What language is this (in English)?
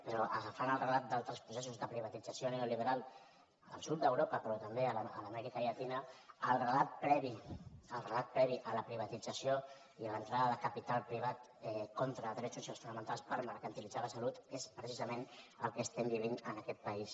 Catalan